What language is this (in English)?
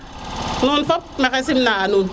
Serer